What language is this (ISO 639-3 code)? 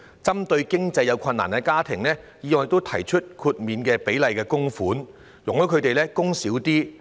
yue